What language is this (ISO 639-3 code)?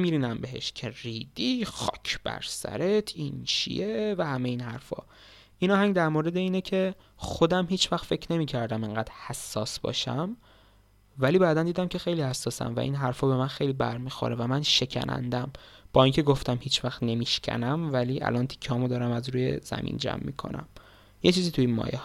fas